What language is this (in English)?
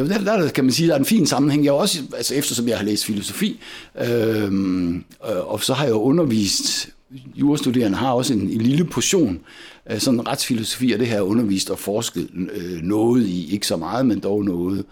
Danish